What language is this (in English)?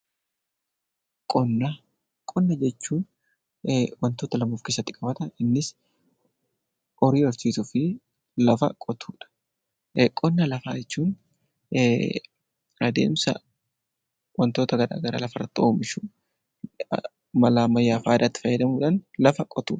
Oromo